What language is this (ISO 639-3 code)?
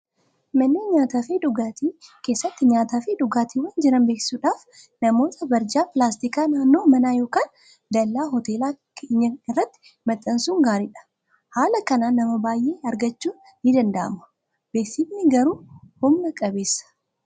orm